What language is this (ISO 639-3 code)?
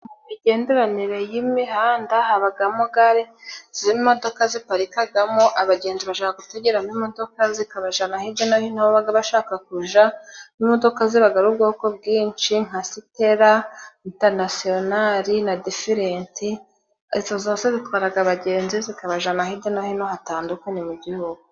kin